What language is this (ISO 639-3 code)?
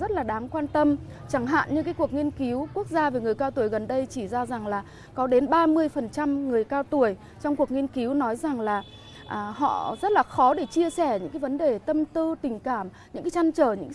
vie